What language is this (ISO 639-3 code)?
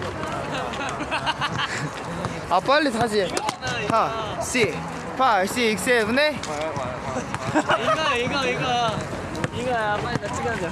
kor